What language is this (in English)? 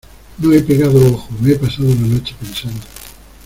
Spanish